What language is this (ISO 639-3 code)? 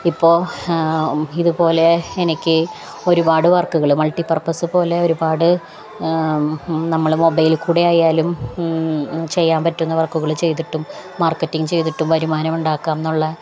mal